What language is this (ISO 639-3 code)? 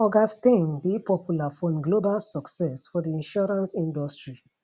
pcm